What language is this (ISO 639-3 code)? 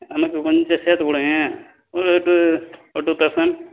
tam